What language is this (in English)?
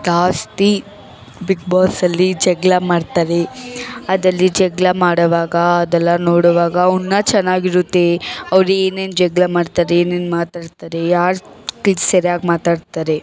Kannada